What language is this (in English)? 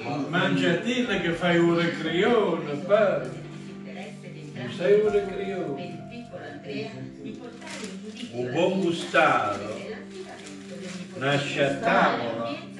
Italian